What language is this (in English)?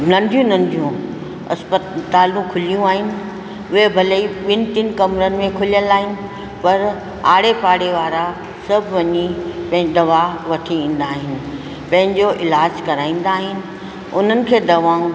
Sindhi